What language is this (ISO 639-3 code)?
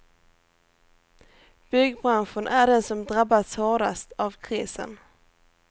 swe